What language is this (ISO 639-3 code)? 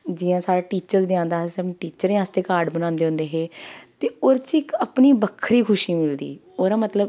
doi